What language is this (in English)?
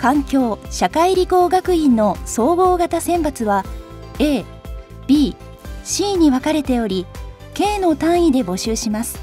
Japanese